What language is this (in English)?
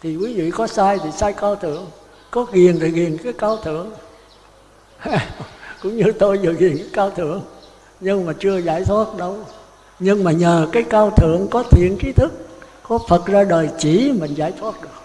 Vietnamese